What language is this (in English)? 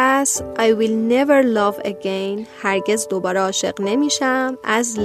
Persian